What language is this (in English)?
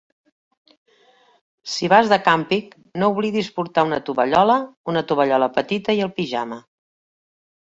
Catalan